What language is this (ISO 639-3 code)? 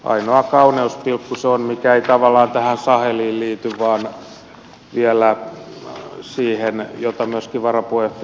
fin